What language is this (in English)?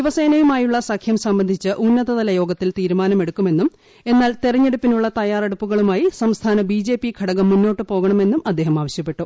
Malayalam